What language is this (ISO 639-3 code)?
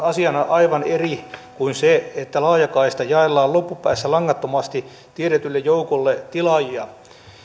fin